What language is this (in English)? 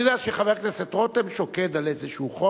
Hebrew